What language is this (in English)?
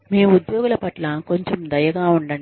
Telugu